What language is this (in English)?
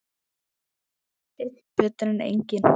Icelandic